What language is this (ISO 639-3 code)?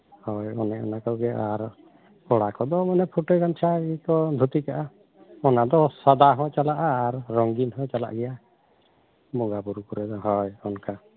sat